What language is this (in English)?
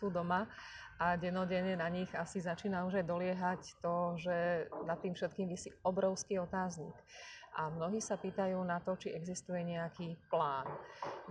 Slovak